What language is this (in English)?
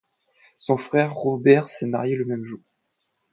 French